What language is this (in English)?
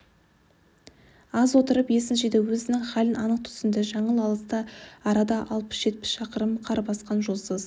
Kazakh